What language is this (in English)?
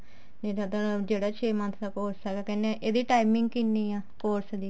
Punjabi